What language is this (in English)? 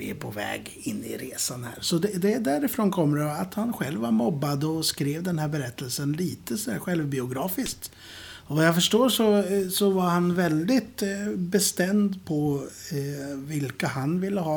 Swedish